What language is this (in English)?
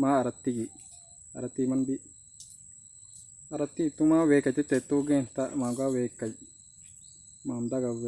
Portuguese